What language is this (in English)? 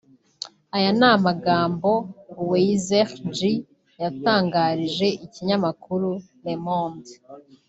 Kinyarwanda